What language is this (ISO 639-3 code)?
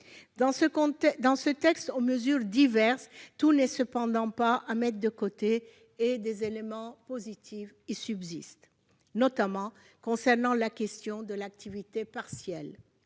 fra